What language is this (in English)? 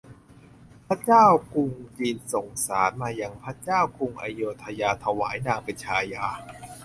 Thai